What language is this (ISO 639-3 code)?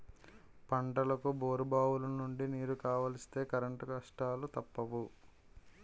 tel